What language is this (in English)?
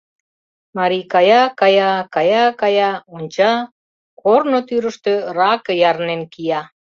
Mari